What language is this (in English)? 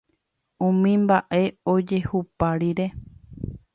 Guarani